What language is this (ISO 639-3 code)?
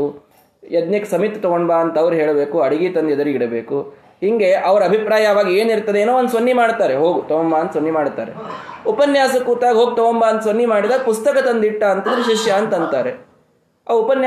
kan